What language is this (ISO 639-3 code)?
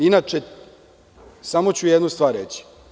srp